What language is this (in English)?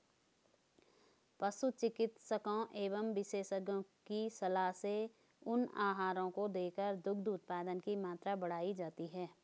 Hindi